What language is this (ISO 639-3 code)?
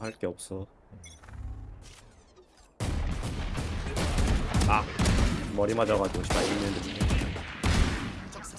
kor